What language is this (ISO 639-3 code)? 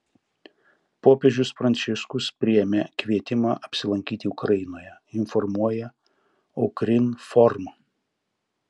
lit